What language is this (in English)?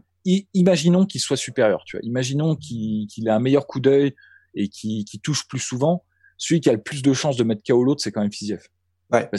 French